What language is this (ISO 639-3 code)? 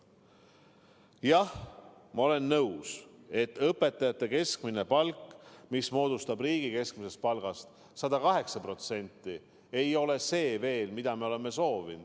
est